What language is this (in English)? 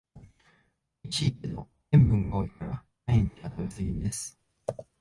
Japanese